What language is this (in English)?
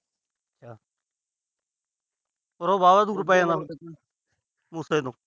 Punjabi